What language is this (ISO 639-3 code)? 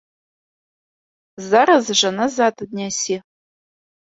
bel